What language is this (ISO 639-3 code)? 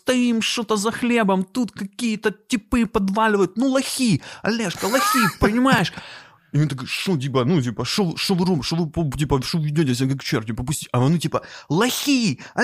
ukr